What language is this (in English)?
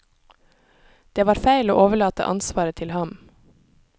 Norwegian